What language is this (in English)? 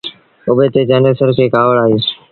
Sindhi Bhil